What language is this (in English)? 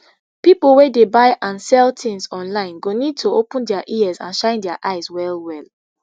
Nigerian Pidgin